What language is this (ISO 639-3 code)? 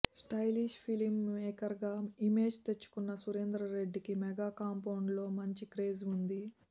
tel